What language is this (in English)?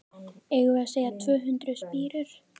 Icelandic